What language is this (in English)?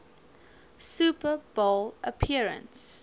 English